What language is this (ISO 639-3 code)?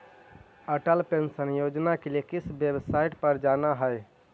mag